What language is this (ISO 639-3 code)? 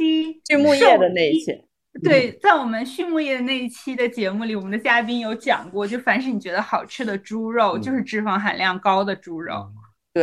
zho